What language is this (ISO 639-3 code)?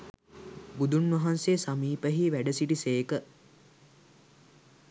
sin